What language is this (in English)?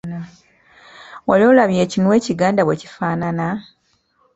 Ganda